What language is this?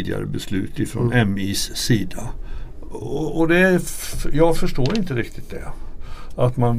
Swedish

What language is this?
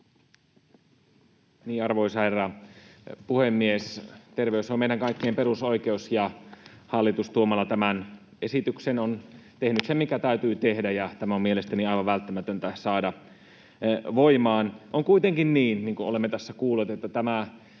Finnish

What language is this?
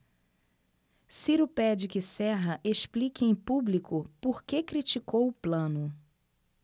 Portuguese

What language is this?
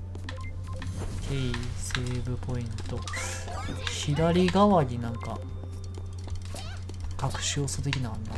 Japanese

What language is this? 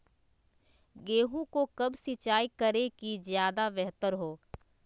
Magahi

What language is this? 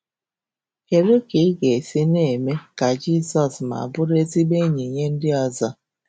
Igbo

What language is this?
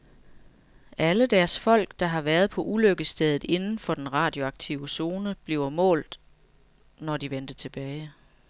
Danish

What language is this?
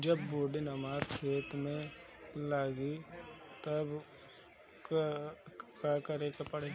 Bhojpuri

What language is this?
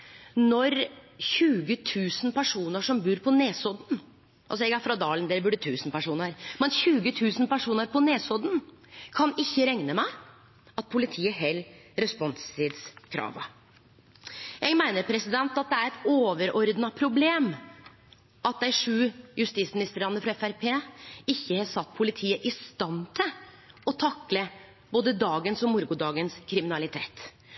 Norwegian Nynorsk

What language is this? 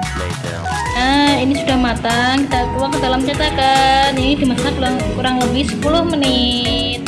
Indonesian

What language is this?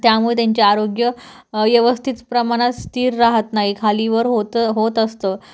Marathi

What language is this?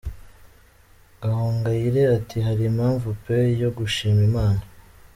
Kinyarwanda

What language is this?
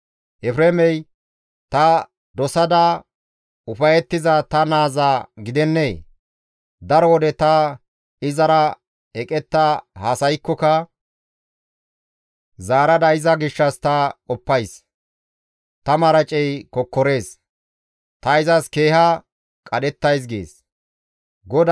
Gamo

